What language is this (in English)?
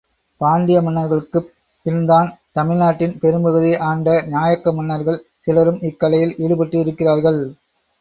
Tamil